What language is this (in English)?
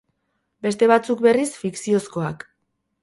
Basque